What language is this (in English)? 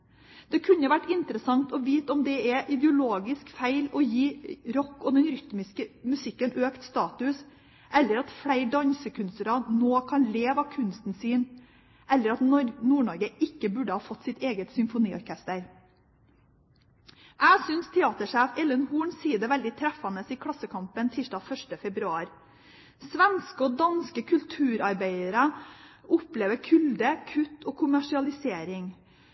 Norwegian Bokmål